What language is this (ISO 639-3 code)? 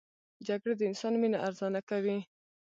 pus